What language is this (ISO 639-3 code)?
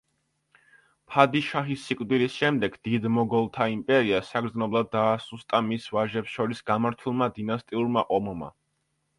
kat